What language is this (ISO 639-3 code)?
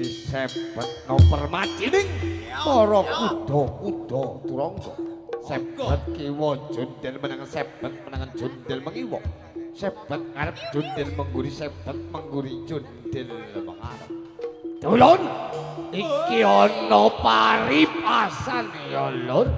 tha